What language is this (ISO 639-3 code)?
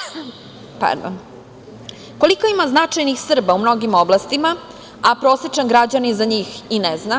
srp